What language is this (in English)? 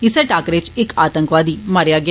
Dogri